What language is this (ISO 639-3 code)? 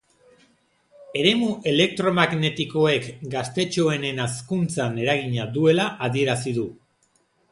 eus